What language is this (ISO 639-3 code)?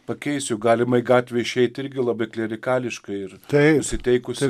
lit